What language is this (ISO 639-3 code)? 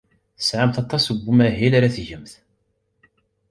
kab